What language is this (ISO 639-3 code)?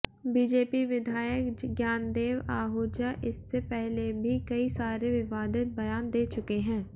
hin